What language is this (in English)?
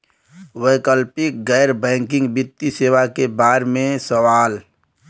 Bhojpuri